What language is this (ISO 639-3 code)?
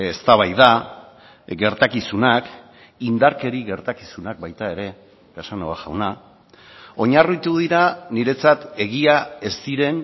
eus